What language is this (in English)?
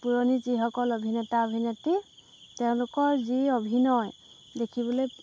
Assamese